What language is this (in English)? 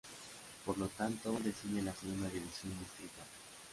Spanish